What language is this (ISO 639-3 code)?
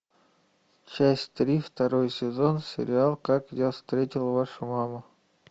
rus